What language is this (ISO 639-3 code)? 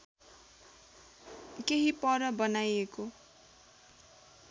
nep